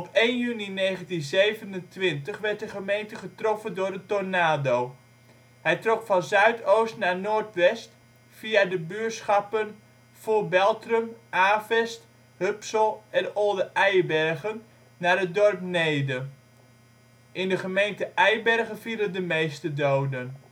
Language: Dutch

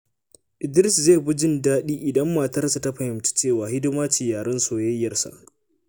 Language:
Hausa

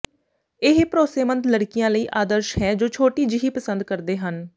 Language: Punjabi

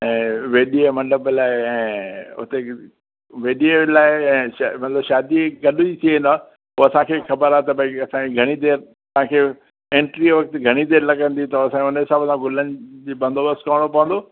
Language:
Sindhi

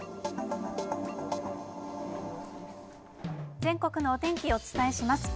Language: Japanese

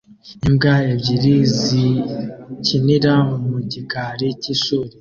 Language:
Kinyarwanda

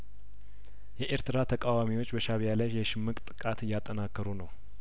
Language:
Amharic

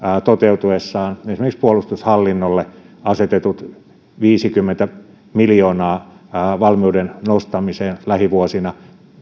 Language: Finnish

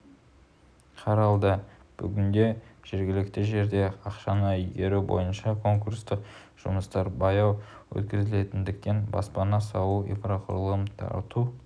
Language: Kazakh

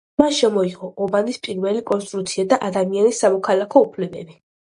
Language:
Georgian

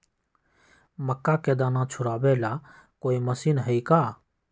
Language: Magahi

